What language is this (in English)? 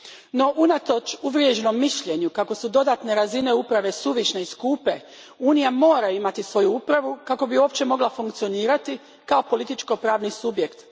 Croatian